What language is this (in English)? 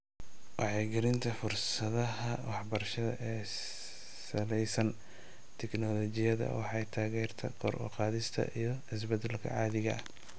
Somali